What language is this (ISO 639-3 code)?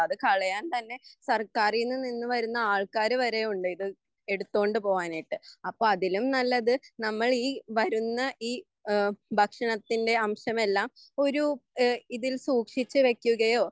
mal